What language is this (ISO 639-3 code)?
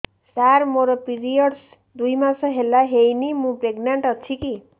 ori